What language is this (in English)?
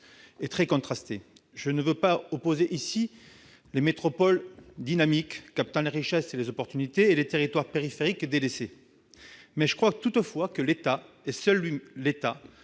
French